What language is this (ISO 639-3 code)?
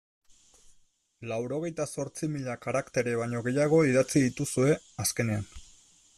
eus